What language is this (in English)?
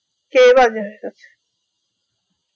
Bangla